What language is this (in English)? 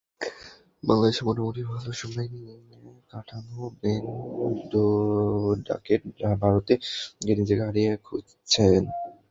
Bangla